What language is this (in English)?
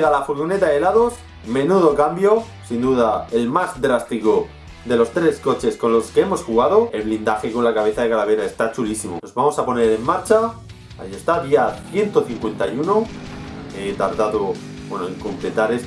Spanish